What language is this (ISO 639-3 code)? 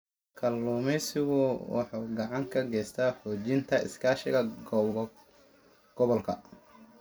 som